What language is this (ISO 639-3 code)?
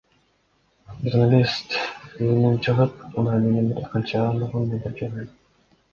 kir